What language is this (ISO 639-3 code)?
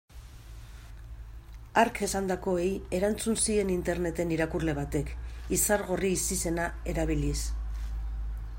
eus